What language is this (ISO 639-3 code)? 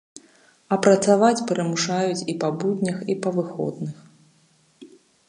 bel